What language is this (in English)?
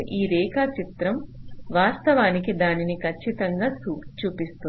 Telugu